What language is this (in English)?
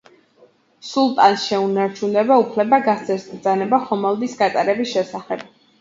Georgian